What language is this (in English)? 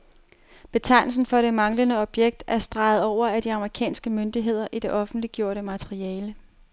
Danish